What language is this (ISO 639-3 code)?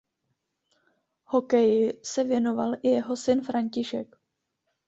ces